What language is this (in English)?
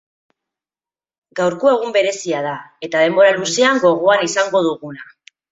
Basque